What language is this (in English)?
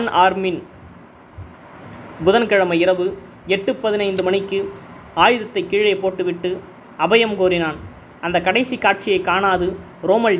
Tamil